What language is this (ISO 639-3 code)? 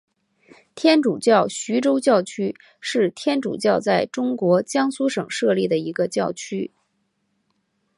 zho